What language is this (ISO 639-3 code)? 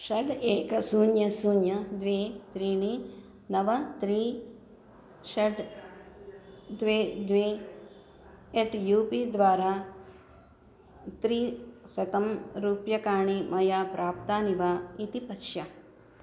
san